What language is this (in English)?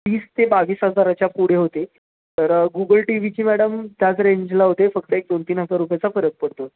Marathi